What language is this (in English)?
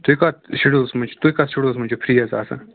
Kashmiri